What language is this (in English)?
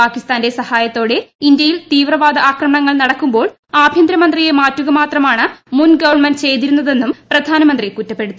Malayalam